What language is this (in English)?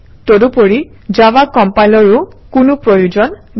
Assamese